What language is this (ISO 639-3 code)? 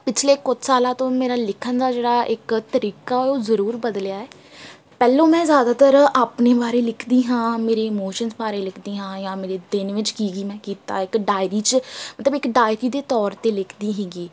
pan